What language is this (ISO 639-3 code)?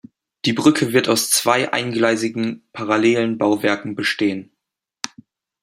deu